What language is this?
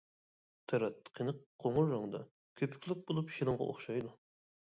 Uyghur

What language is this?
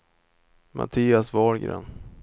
Swedish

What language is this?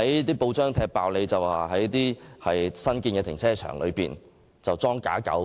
Cantonese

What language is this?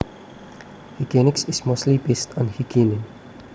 Javanese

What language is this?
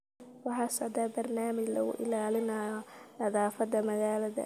Somali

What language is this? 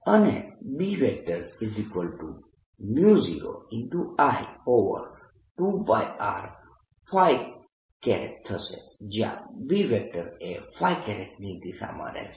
Gujarati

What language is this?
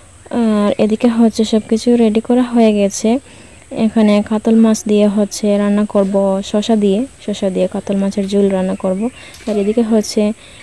Romanian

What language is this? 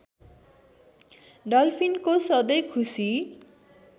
Nepali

